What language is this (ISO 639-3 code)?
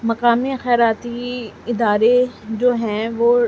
urd